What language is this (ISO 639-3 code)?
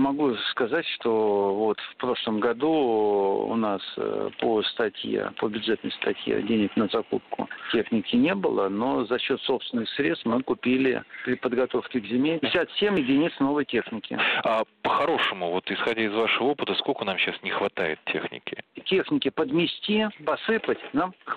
rus